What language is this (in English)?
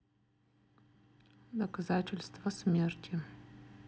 Russian